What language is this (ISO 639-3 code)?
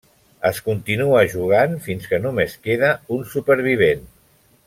cat